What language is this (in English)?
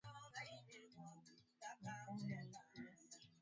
Swahili